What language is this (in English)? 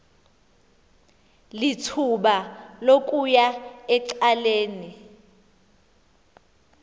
Xhosa